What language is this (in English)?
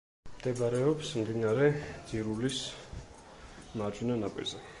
Georgian